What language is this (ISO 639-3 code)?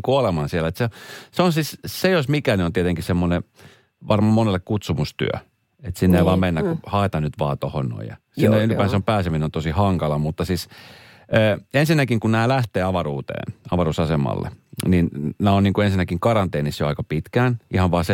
fin